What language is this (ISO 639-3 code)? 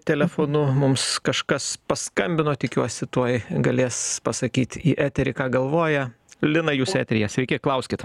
lit